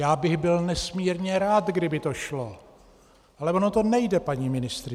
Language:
Czech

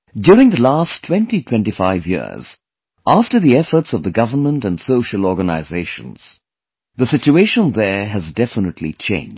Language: English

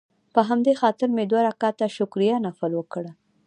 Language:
Pashto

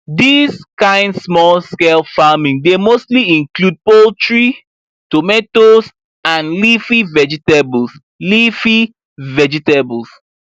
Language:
Nigerian Pidgin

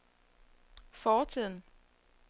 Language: Danish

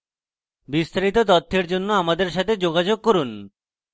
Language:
Bangla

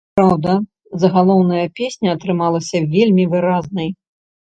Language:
Belarusian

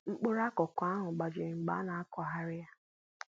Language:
Igbo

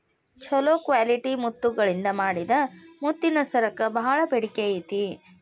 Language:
Kannada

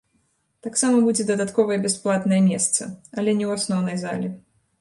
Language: Belarusian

